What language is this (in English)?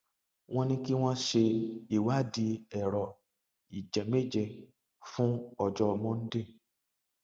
Yoruba